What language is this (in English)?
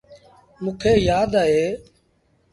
Sindhi Bhil